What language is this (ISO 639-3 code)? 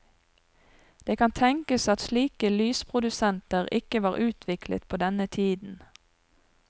nor